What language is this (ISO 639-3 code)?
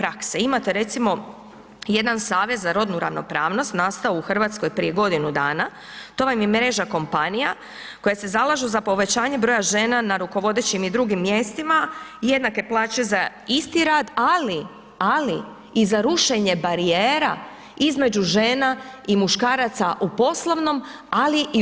hrv